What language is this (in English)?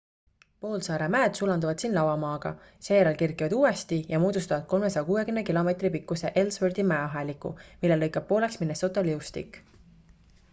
Estonian